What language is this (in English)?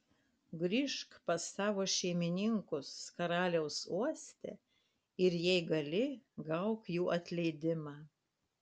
Lithuanian